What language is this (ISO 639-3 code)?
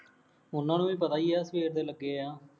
pan